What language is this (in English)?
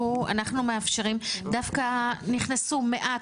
Hebrew